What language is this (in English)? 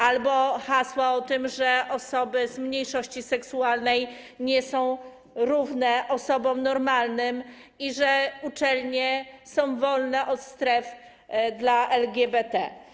Polish